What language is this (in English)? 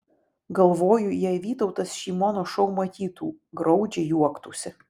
Lithuanian